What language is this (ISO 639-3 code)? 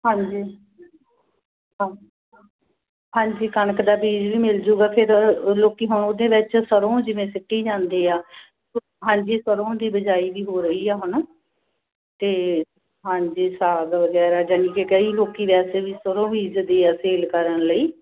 pan